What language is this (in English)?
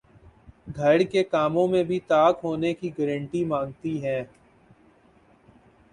Urdu